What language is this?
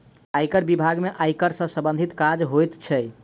Maithili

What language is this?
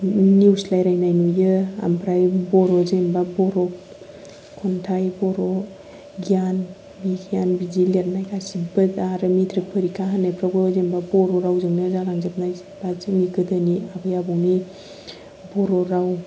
Bodo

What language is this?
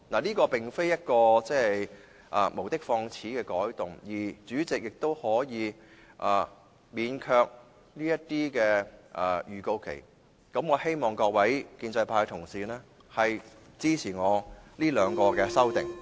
Cantonese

